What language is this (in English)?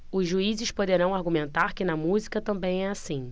Portuguese